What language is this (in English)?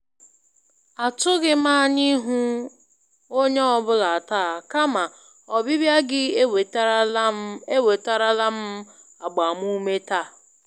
Igbo